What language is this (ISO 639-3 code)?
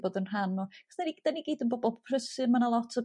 cym